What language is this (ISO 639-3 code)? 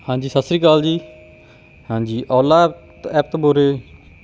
pan